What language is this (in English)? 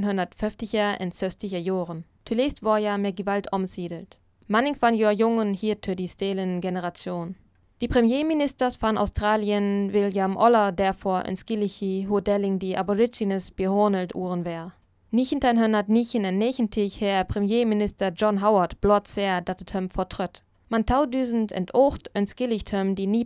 German